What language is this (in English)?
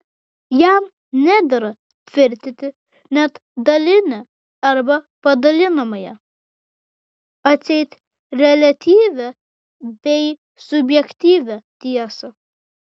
Lithuanian